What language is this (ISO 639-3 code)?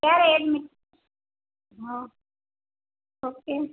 guj